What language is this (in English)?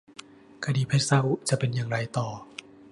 Thai